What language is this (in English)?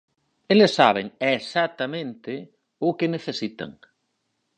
Galician